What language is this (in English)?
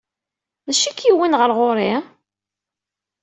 Kabyle